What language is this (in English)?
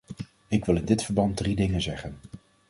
Dutch